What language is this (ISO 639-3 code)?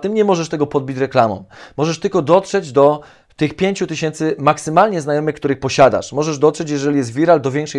pol